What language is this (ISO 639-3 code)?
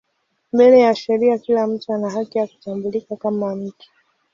swa